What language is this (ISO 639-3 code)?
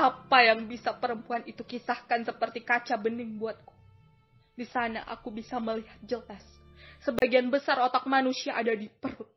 ind